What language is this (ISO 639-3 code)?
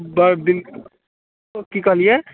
mai